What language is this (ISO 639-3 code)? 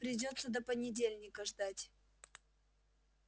rus